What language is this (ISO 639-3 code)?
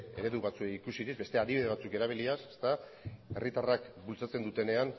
eus